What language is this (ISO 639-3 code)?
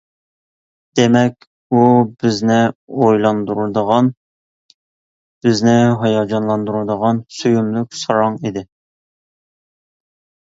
uig